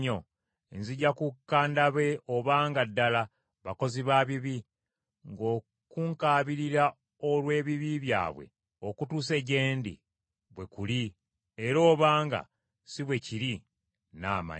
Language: Ganda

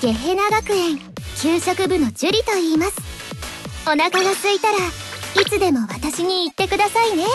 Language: Japanese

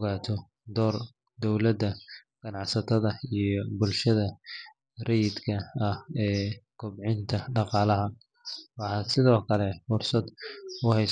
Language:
Somali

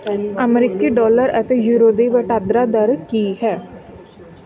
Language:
Punjabi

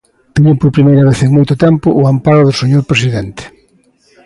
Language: Galician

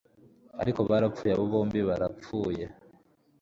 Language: Kinyarwanda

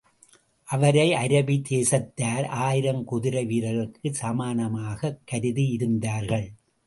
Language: Tamil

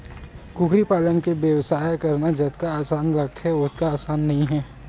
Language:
Chhattisgarhi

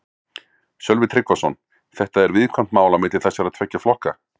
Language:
Icelandic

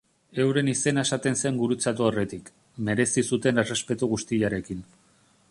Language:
Basque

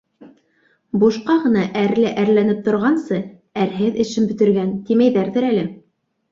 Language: Bashkir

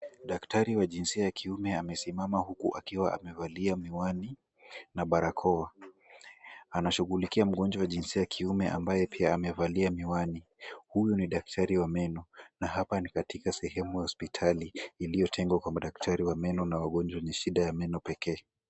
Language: Swahili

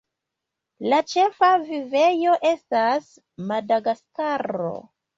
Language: Esperanto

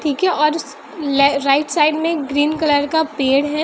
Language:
Hindi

